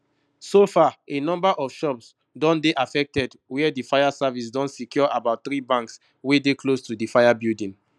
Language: Nigerian Pidgin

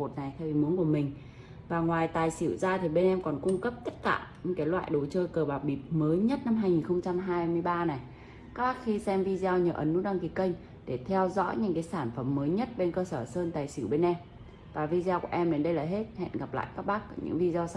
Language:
Vietnamese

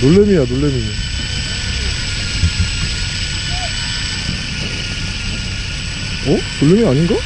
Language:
Korean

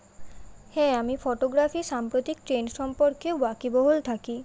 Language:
Bangla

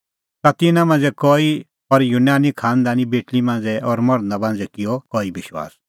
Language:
Kullu Pahari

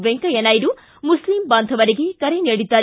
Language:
Kannada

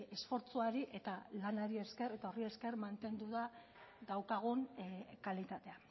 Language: Basque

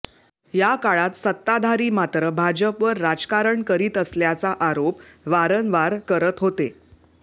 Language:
Marathi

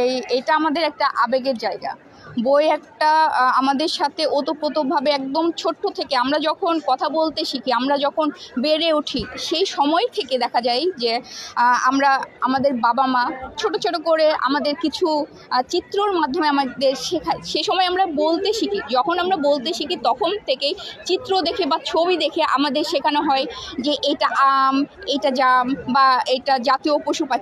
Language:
Bangla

